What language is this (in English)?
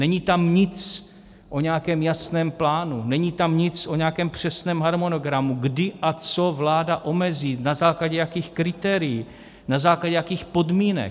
Czech